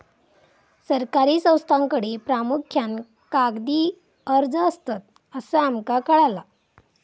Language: Marathi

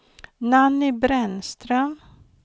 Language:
Swedish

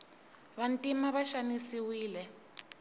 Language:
Tsonga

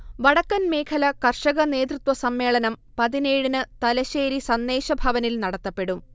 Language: Malayalam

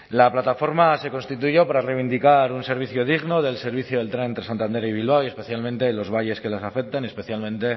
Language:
Spanish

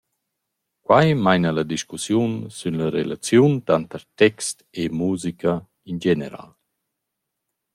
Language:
Romansh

